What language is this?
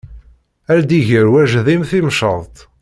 Kabyle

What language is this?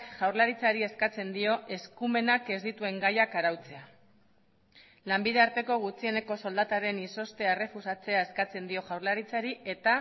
Basque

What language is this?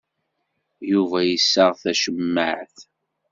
Kabyle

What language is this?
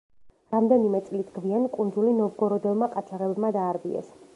Georgian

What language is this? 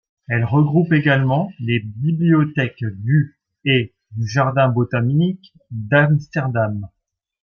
French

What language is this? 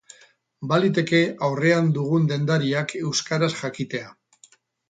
Basque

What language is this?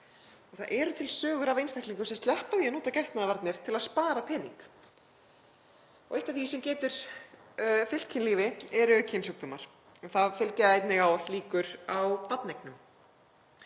Icelandic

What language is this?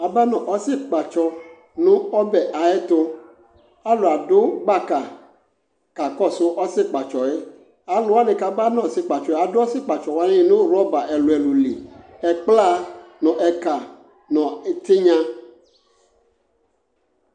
Ikposo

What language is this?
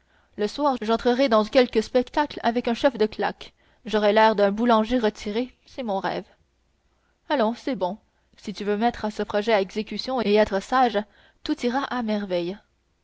French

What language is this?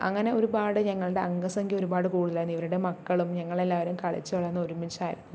Malayalam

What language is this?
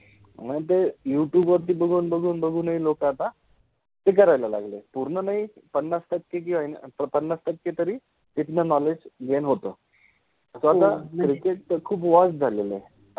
Marathi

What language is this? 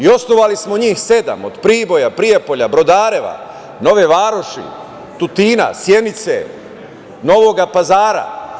Serbian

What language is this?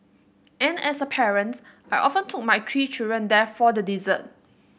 English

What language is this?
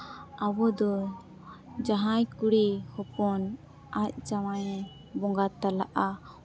Santali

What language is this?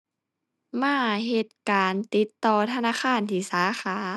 Thai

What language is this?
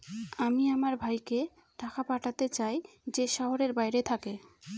Bangla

